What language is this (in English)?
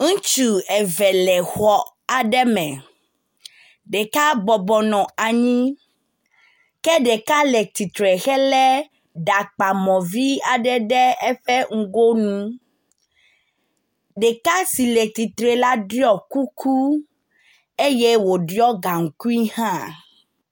Ewe